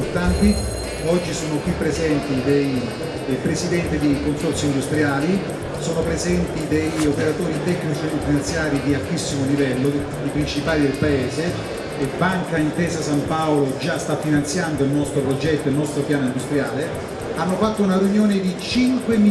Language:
Italian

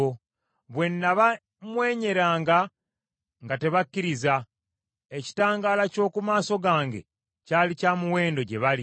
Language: Ganda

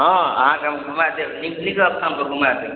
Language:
Maithili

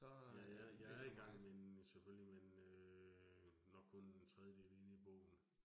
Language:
Danish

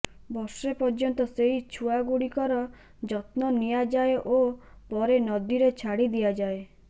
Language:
Odia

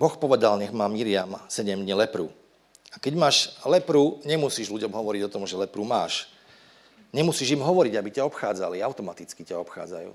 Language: Slovak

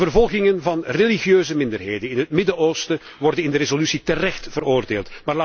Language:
Dutch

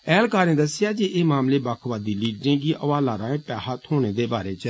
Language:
Dogri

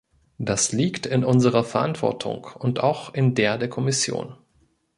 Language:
German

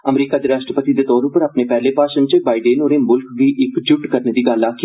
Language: Dogri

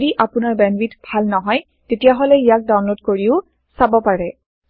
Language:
Assamese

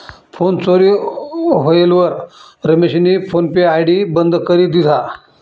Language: Marathi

